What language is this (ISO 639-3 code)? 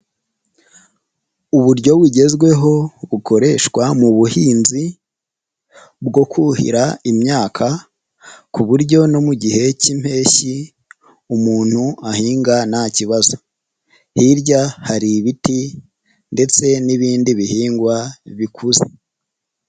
kin